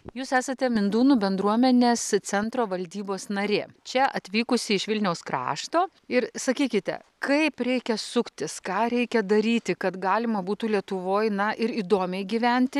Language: Lithuanian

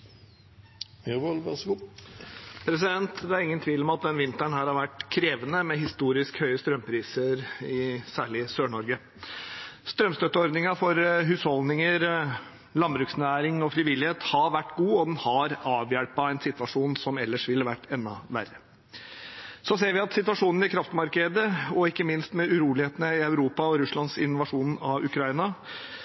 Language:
Norwegian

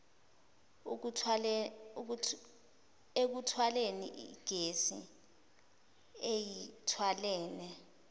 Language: Zulu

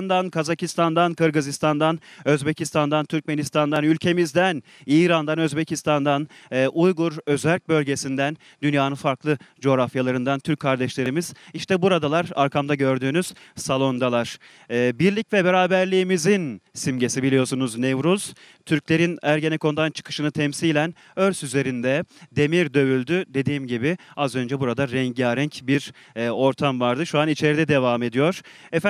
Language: Turkish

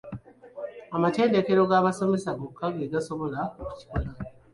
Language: Ganda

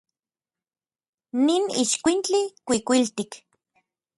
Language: Orizaba Nahuatl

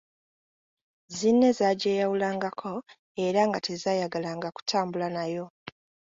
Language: Ganda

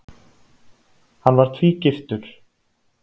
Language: Icelandic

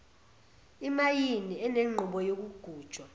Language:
Zulu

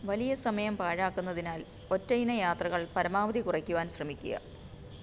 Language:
Malayalam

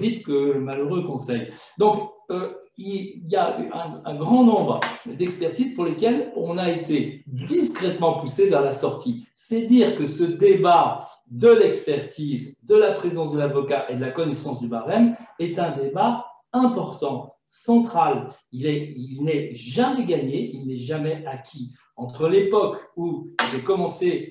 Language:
French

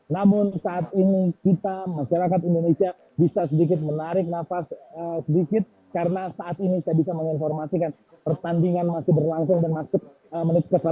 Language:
Indonesian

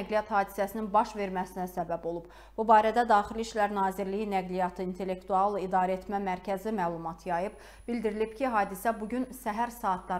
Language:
Turkish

